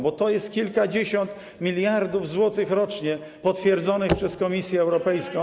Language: Polish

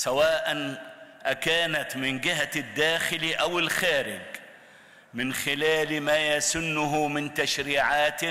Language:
Arabic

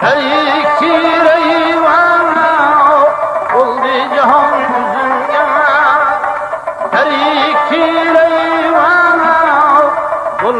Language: Uzbek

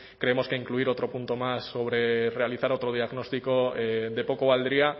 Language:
Spanish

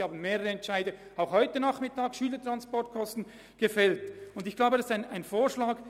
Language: Swiss German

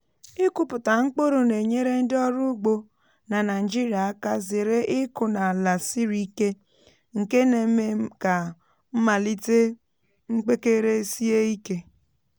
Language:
Igbo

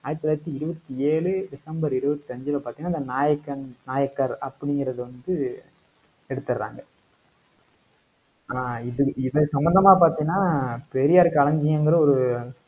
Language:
Tamil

